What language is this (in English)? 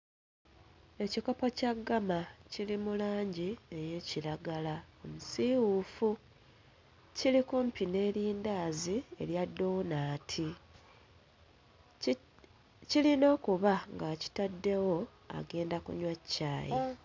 Ganda